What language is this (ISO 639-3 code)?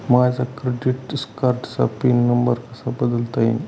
mar